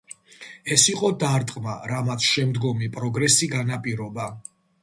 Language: Georgian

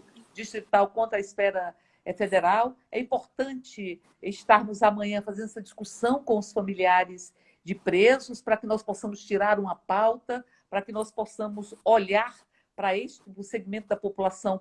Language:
Portuguese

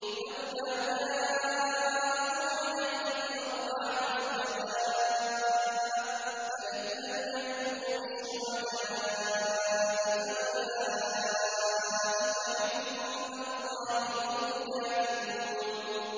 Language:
Arabic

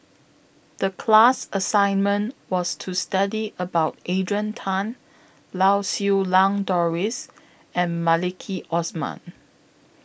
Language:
English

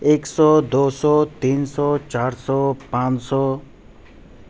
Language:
Urdu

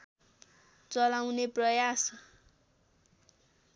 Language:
Nepali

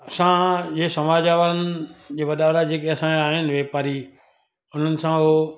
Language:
Sindhi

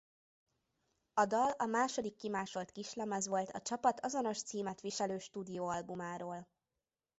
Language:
Hungarian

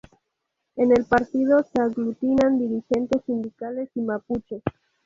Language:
Spanish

